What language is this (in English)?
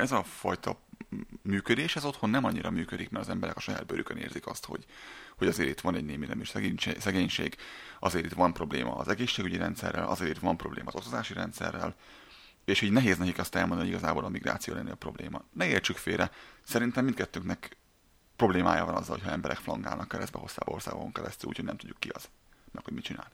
Hungarian